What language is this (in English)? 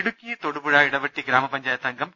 Malayalam